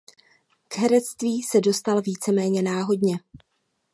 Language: Czech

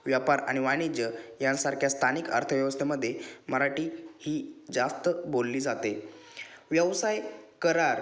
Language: Marathi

